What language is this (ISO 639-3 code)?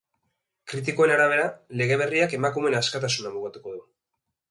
eus